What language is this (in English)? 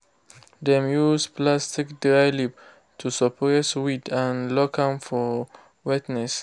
Nigerian Pidgin